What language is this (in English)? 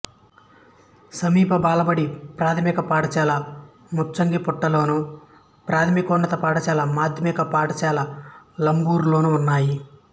Telugu